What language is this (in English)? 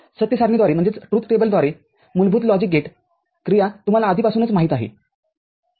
Marathi